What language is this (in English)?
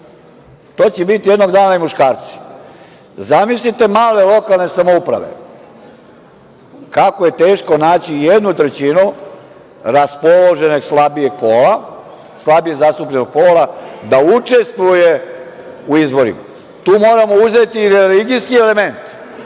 Serbian